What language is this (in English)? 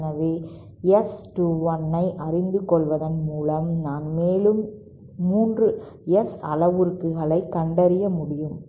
Tamil